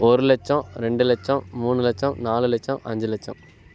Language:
Tamil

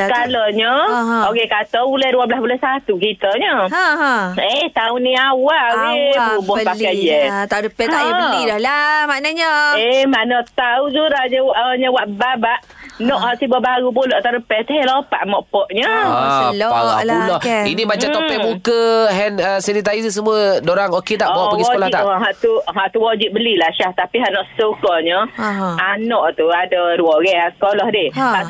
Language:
Malay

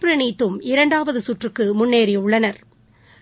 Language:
Tamil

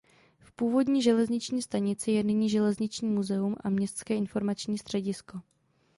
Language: Czech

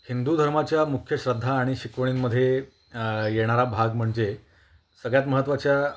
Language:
Marathi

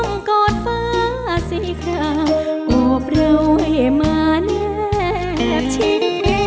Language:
Thai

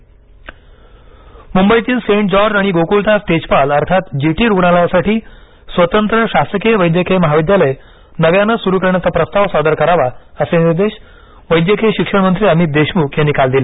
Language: Marathi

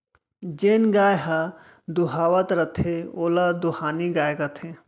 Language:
Chhattisgarhi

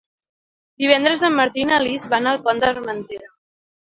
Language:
Catalan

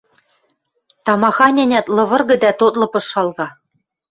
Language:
Western Mari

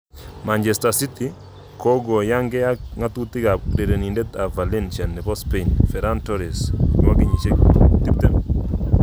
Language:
Kalenjin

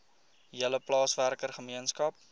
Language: Afrikaans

